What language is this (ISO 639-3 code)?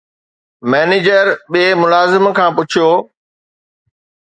snd